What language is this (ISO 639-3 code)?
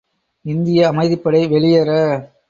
tam